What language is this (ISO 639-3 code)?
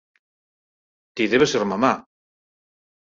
glg